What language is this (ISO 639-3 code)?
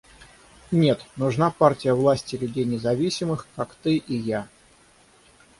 rus